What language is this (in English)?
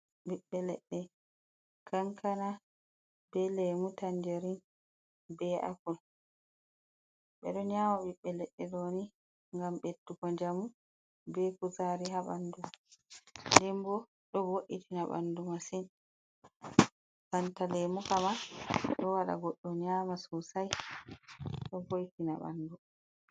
Fula